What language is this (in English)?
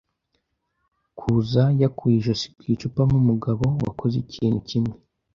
Kinyarwanda